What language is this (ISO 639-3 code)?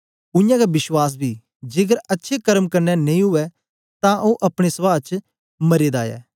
doi